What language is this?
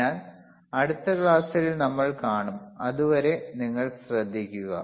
Malayalam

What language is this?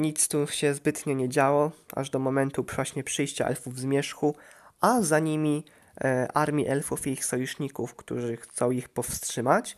Polish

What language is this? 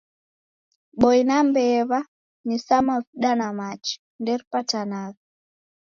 Taita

